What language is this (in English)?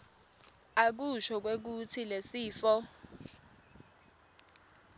Swati